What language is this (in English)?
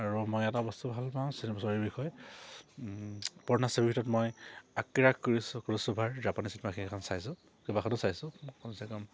Assamese